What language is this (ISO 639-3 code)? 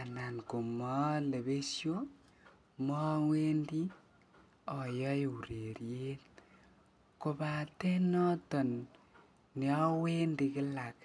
kln